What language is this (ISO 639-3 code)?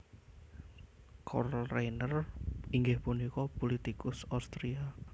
jav